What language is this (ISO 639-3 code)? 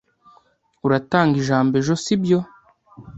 kin